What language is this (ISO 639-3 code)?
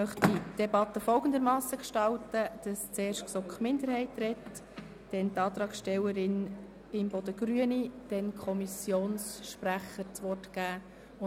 gsw